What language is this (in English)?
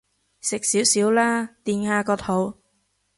Cantonese